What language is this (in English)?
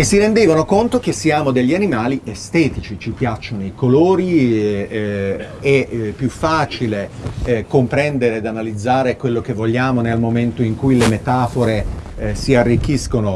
Italian